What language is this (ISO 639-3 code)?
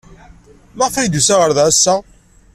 kab